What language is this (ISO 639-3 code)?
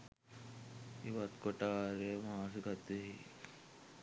sin